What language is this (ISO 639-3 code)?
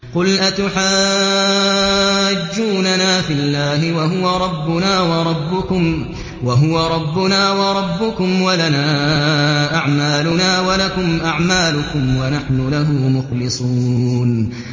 ara